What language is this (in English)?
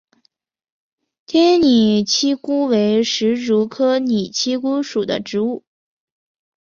Chinese